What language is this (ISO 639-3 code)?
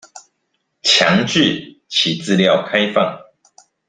zho